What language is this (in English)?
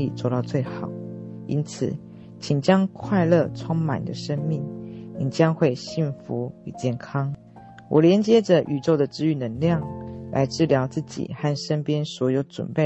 Chinese